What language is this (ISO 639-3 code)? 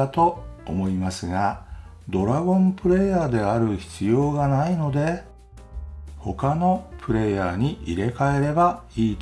jpn